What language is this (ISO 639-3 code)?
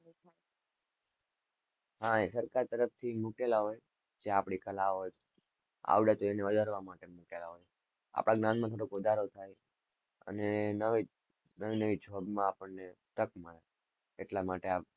guj